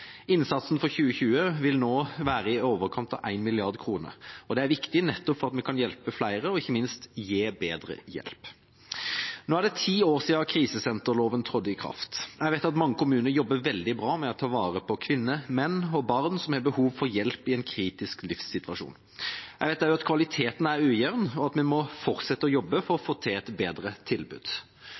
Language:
Norwegian Bokmål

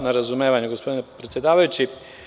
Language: Serbian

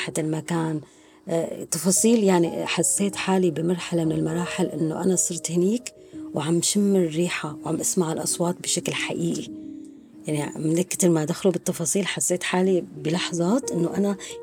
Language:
Arabic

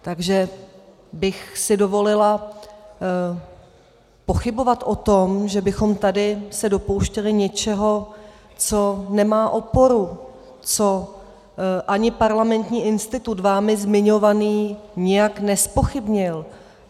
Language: Czech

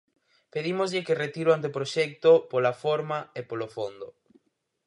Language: Galician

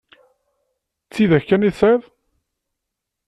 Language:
Kabyle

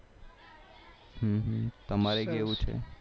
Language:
Gujarati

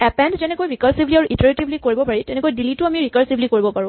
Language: Assamese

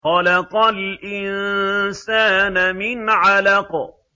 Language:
Arabic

